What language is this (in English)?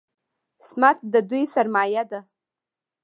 Pashto